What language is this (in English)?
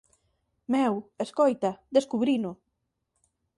Galician